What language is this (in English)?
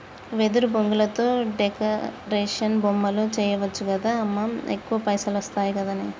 Telugu